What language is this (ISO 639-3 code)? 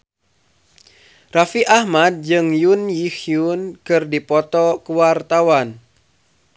sun